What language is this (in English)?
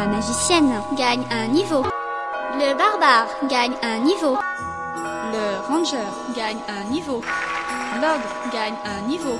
French